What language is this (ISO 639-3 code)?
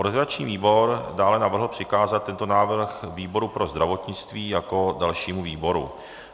ces